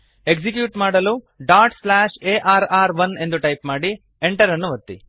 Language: Kannada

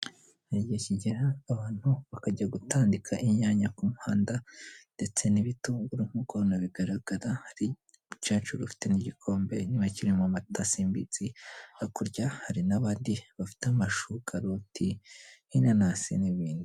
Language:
Kinyarwanda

